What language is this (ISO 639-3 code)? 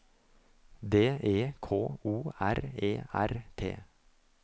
nor